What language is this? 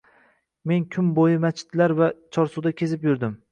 Uzbek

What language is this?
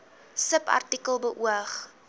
Afrikaans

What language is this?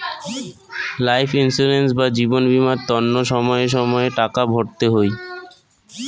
Bangla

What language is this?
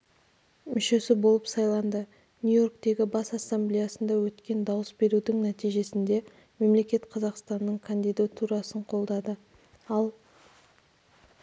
Kazakh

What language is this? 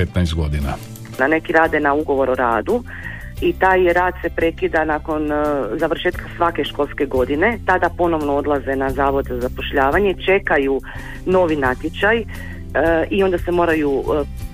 Croatian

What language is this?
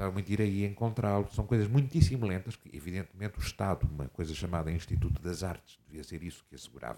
Portuguese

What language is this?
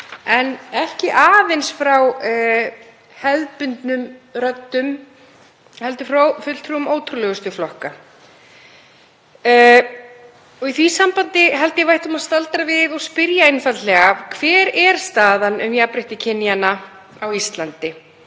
Icelandic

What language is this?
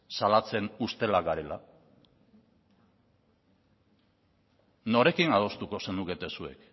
Basque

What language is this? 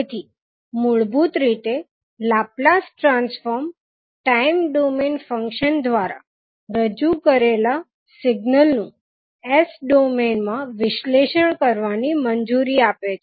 Gujarati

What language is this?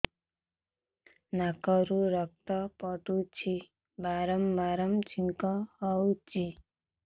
Odia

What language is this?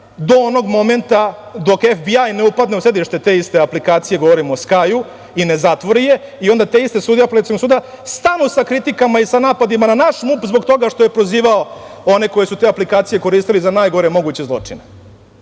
Serbian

